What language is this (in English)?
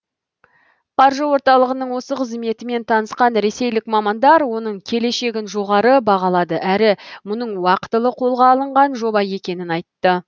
Kazakh